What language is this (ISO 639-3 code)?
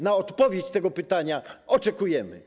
pol